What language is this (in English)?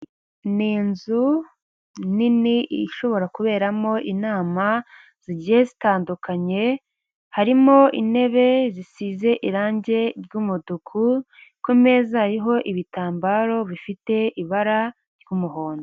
Kinyarwanda